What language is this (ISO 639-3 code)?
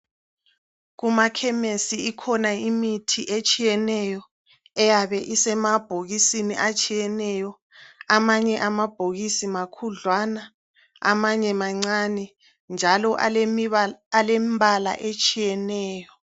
nde